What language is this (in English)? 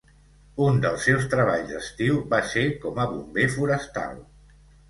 Catalan